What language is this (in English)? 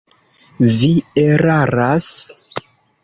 Esperanto